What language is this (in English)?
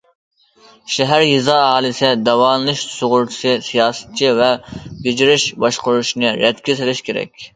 Uyghur